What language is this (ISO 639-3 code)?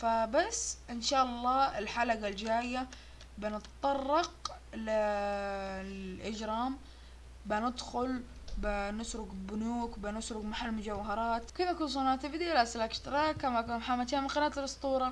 ara